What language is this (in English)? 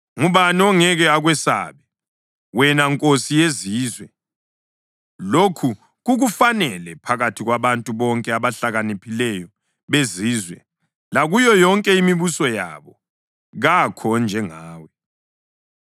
North Ndebele